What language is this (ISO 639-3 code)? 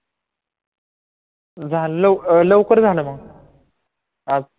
mar